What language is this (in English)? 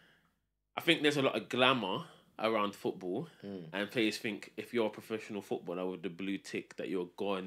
English